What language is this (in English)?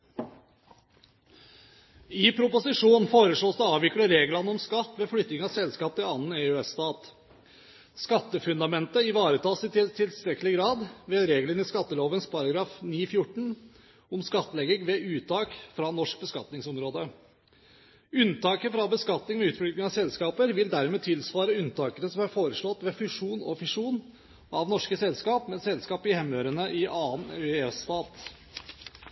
Norwegian Bokmål